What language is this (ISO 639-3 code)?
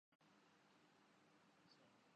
urd